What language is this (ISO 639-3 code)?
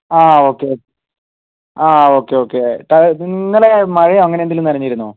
mal